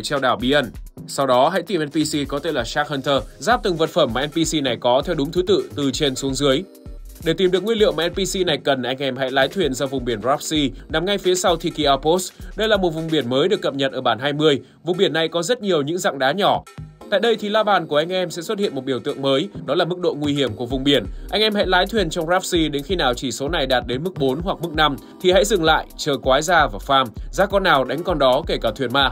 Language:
Vietnamese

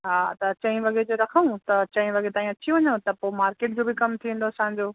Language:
Sindhi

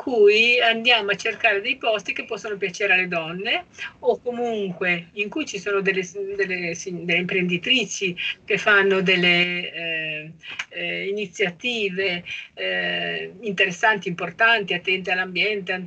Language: Italian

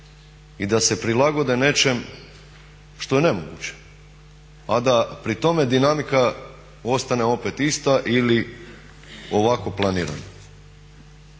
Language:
Croatian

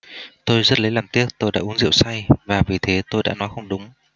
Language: Vietnamese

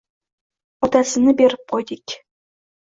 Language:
Uzbek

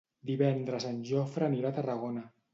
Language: Catalan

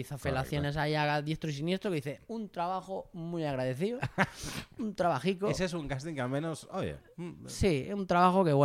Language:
Spanish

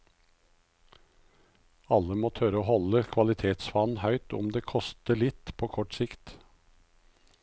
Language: Norwegian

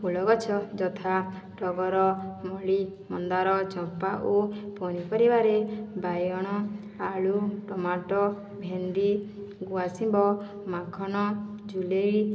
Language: Odia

